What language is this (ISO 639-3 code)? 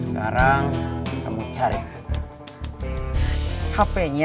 ind